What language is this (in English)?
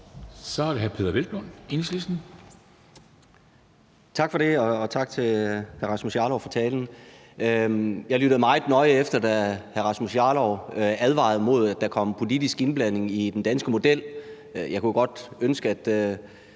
Danish